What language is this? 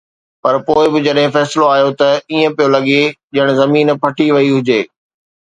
Sindhi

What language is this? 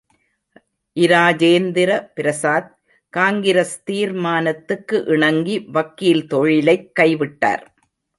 Tamil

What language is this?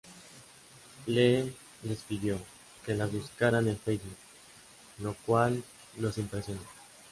Spanish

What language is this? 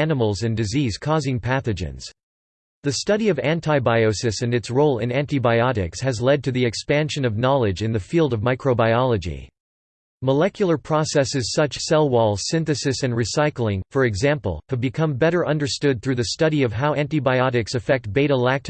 English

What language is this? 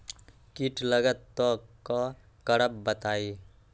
Magahi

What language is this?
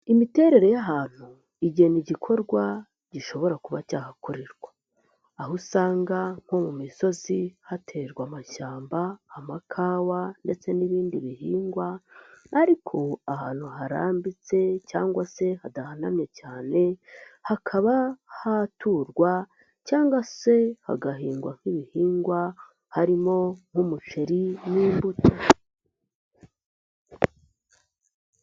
Kinyarwanda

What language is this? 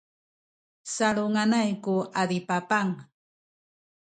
Sakizaya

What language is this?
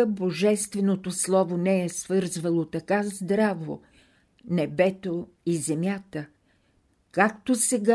Bulgarian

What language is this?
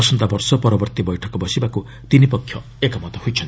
Odia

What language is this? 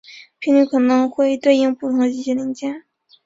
Chinese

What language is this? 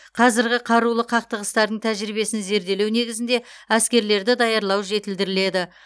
Kazakh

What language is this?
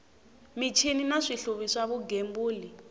Tsonga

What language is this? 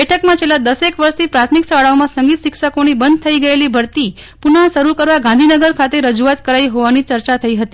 Gujarati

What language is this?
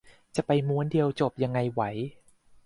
Thai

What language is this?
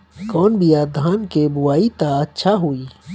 Bhojpuri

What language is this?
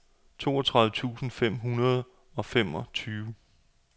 Danish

